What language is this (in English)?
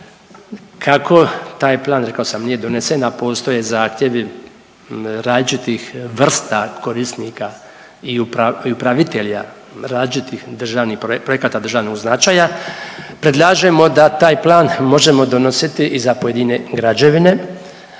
Croatian